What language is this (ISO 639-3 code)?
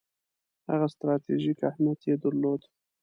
pus